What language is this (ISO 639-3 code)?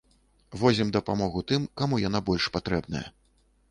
bel